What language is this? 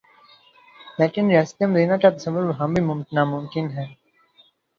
Urdu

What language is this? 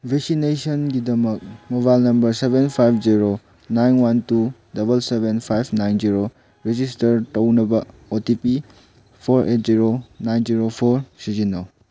Manipuri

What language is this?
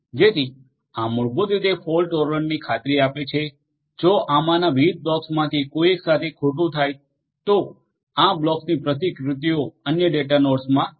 Gujarati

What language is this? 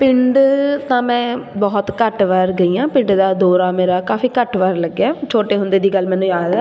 Punjabi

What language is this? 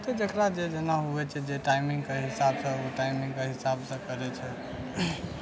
Maithili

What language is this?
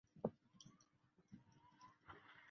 Chinese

